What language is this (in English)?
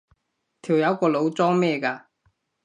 Cantonese